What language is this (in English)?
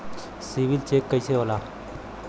Bhojpuri